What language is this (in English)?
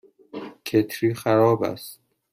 Persian